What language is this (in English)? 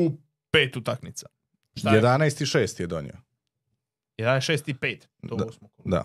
Croatian